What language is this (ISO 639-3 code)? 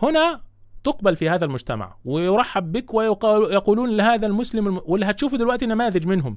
ara